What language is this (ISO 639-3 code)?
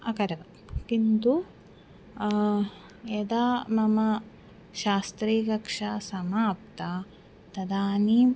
san